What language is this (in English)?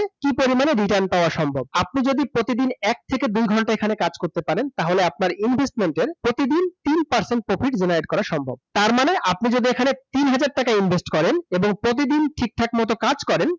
Bangla